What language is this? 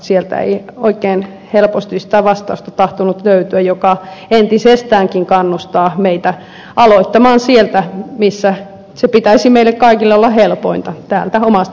Finnish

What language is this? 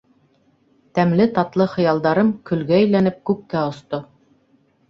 Bashkir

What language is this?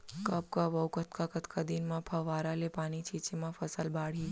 Chhattisgarhi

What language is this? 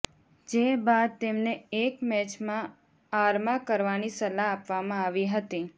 Gujarati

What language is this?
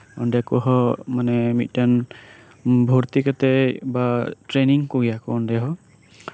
Santali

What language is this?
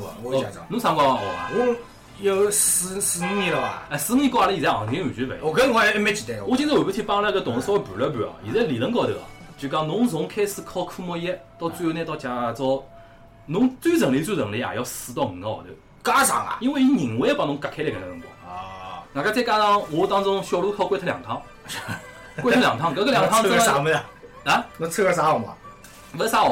Chinese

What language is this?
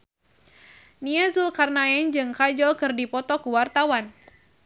Sundanese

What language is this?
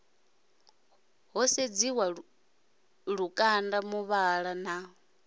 Venda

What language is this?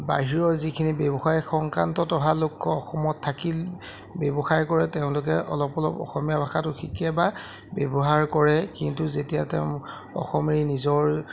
Assamese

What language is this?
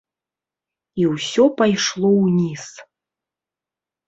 Belarusian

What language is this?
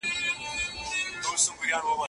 Pashto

